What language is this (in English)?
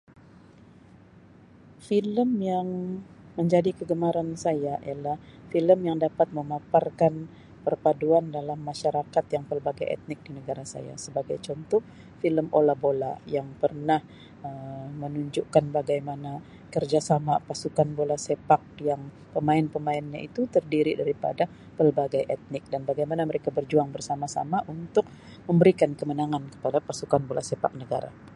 Sabah Malay